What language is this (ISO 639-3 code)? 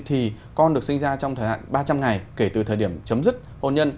vie